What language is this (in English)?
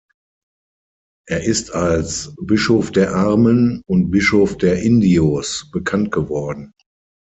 German